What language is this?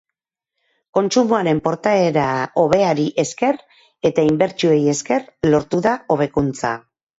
Basque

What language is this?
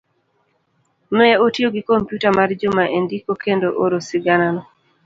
Luo (Kenya and Tanzania)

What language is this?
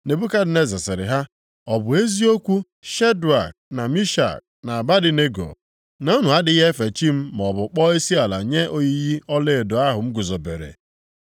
Igbo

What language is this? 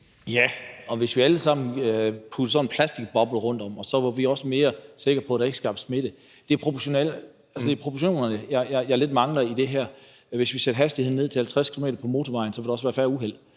Danish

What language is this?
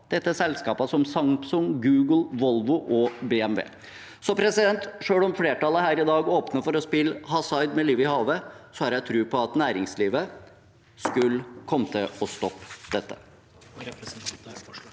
Norwegian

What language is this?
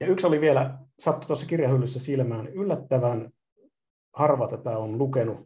Finnish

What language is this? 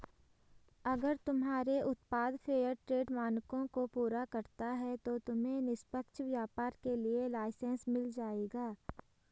Hindi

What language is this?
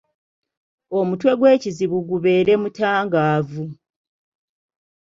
Ganda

